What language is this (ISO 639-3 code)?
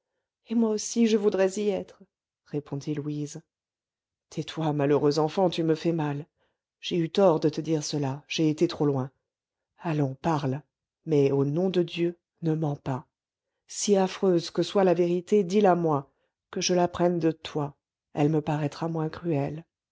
fra